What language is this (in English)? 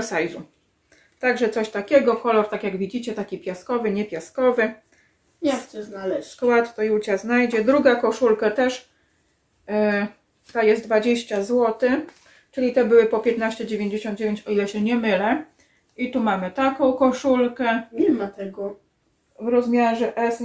Polish